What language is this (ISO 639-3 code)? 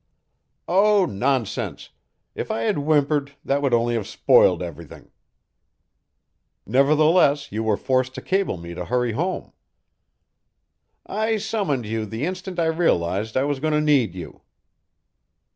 eng